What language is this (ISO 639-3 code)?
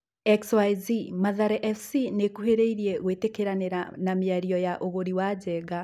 kik